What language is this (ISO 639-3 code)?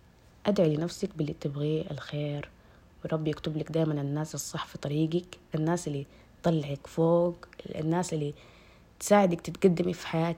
ara